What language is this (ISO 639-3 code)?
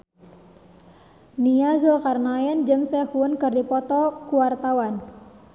sun